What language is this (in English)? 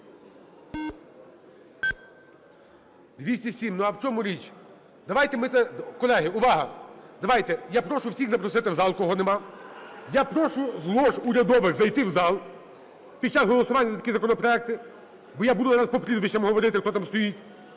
Ukrainian